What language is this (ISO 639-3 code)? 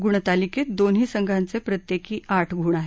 mar